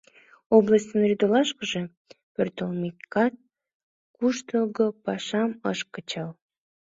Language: Mari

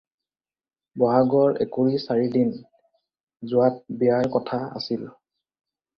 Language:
Assamese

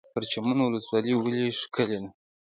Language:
Pashto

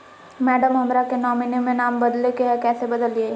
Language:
Magahi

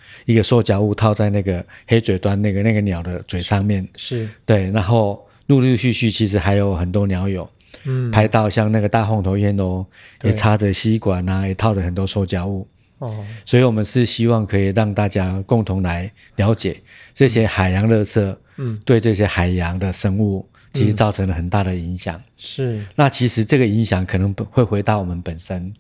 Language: Chinese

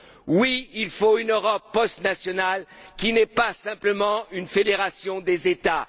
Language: French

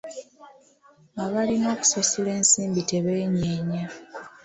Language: Ganda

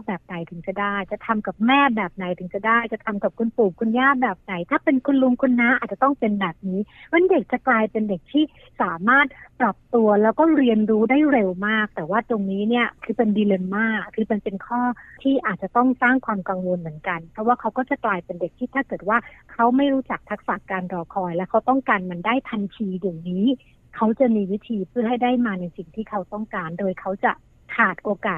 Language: Thai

